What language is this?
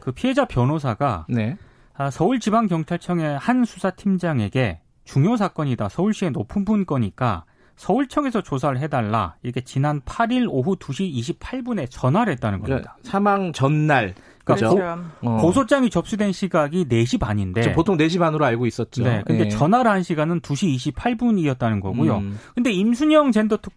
Korean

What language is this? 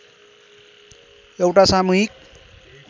Nepali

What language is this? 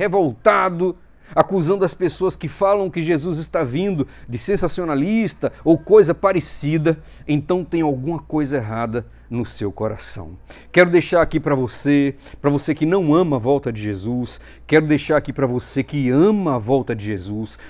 Portuguese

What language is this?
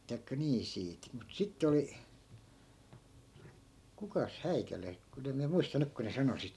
Finnish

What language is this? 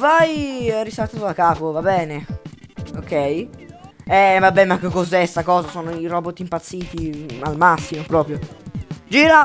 Italian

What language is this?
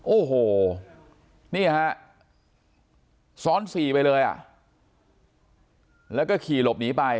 Thai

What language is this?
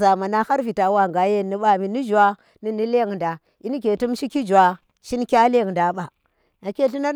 Tera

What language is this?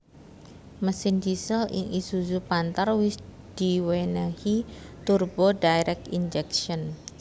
Javanese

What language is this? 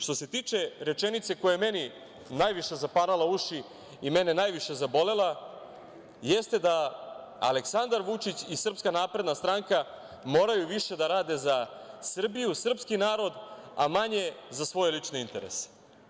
Serbian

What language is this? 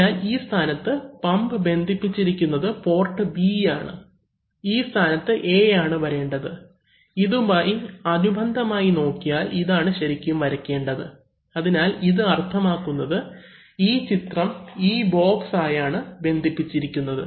Malayalam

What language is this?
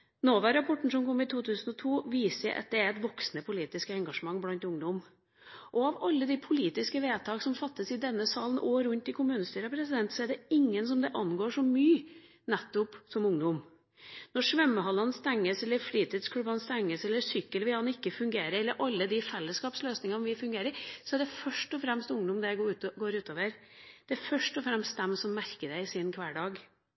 Norwegian Bokmål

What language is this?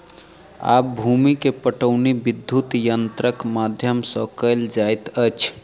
Maithili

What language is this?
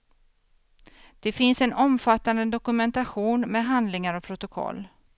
Swedish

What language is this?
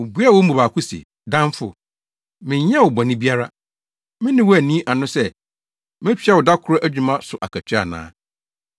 Akan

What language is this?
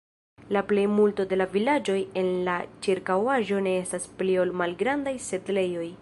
Esperanto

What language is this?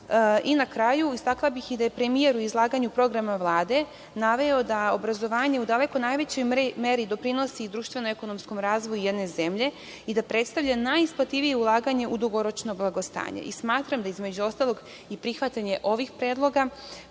Serbian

